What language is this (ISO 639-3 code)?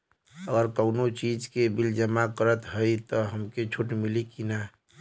bho